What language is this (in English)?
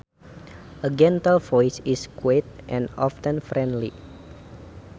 Sundanese